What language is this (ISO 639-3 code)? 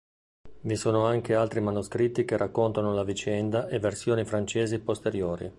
ita